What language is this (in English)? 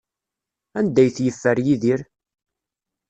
Kabyle